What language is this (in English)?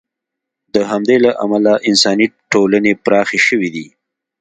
Pashto